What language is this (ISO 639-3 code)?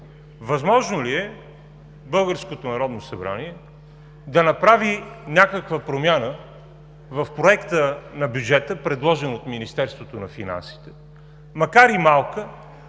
bul